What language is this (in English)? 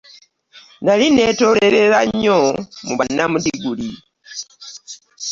Ganda